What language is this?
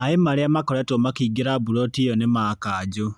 Kikuyu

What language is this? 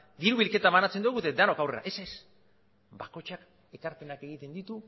Basque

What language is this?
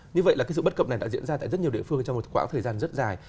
Vietnamese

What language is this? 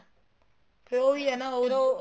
Punjabi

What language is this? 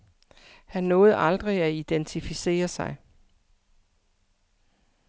Danish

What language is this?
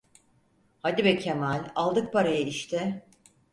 Turkish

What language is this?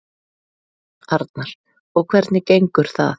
Icelandic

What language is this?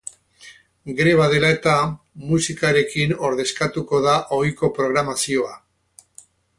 Basque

